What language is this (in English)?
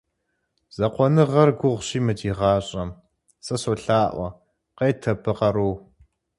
Kabardian